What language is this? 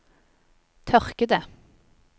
Norwegian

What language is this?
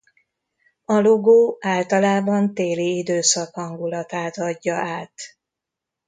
Hungarian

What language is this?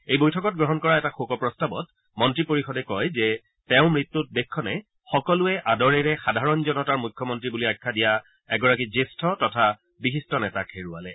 Assamese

